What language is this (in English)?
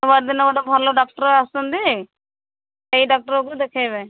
Odia